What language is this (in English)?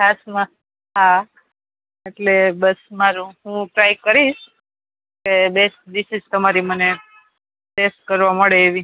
Gujarati